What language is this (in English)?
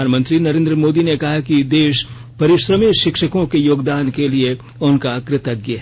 Hindi